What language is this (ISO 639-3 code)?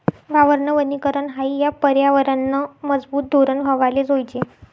mar